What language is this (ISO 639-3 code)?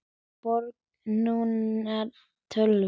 isl